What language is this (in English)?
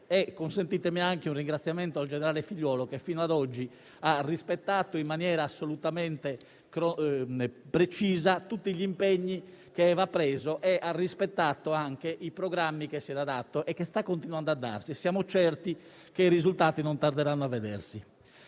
Italian